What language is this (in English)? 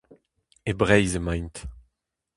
Breton